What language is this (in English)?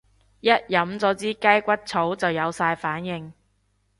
Cantonese